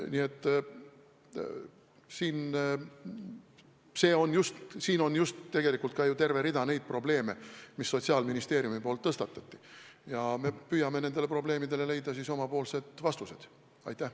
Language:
Estonian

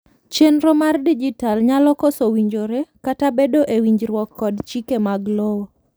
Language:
Luo (Kenya and Tanzania)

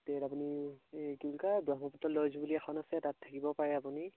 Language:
Assamese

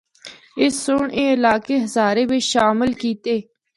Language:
Northern Hindko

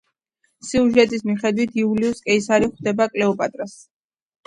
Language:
Georgian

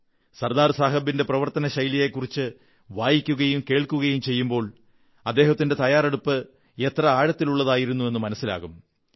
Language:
Malayalam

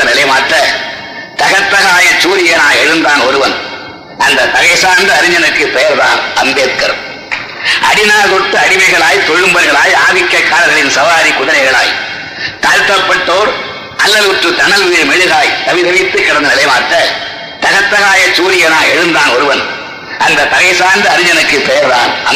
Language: Tamil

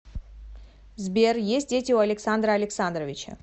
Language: Russian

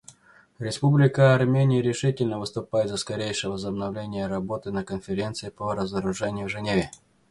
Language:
Russian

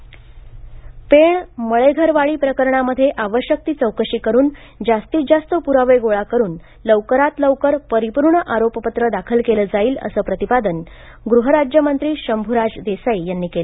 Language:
Marathi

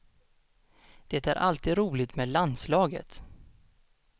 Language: Swedish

